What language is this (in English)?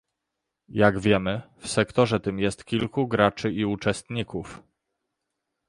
Polish